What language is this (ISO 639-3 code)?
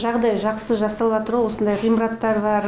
kaz